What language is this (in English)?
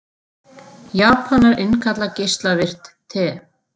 Icelandic